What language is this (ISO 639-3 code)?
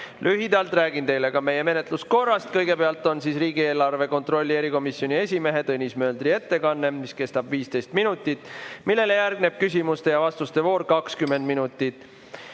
est